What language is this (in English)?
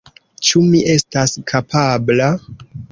Esperanto